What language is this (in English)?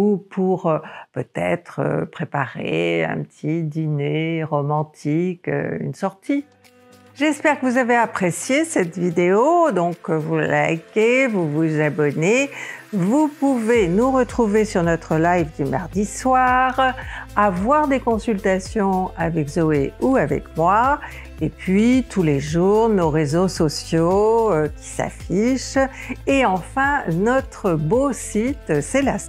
French